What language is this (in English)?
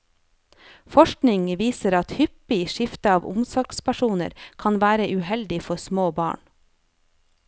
Norwegian